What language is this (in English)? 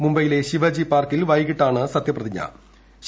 Malayalam